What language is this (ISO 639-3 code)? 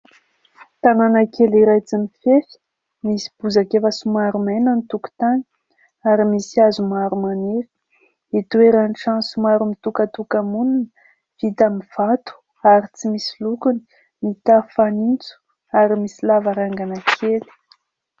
mlg